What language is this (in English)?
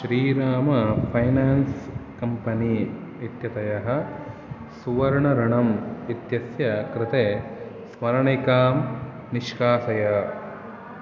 Sanskrit